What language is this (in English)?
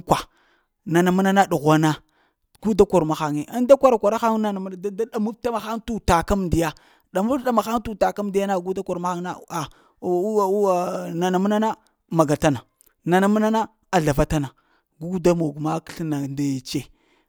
Lamang